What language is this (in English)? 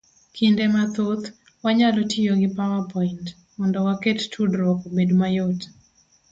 Luo (Kenya and Tanzania)